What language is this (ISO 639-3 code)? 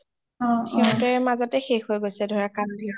asm